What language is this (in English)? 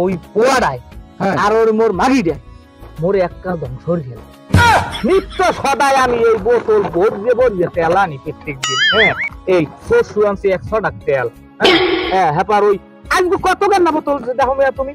Romanian